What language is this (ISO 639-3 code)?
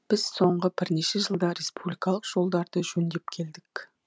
kaz